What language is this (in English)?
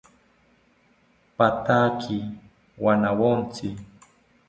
South Ucayali Ashéninka